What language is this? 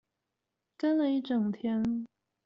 Chinese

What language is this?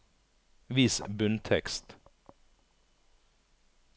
Norwegian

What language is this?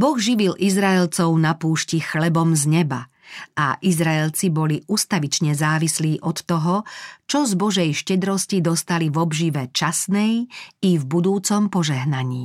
Slovak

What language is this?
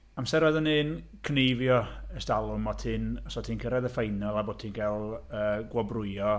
Welsh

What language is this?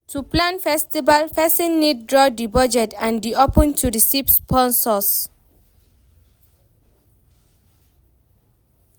Nigerian Pidgin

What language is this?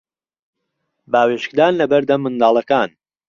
Central Kurdish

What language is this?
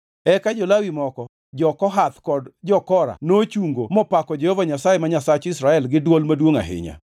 Luo (Kenya and Tanzania)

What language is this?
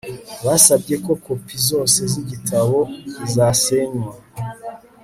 Kinyarwanda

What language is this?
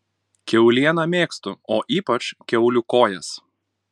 Lithuanian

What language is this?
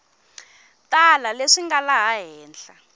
Tsonga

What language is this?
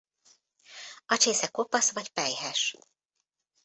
Hungarian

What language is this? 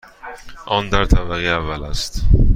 Persian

